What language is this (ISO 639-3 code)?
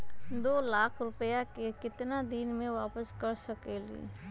mag